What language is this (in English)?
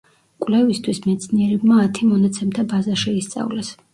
Georgian